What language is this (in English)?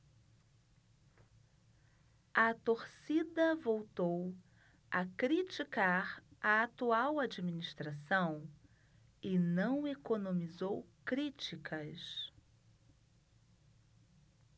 Portuguese